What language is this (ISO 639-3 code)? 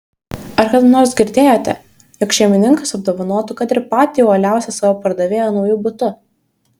lit